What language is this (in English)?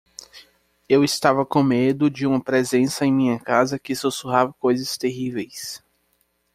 Portuguese